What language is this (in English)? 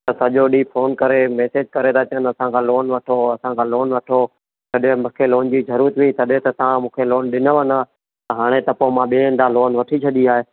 Sindhi